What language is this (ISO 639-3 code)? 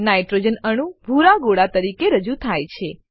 guj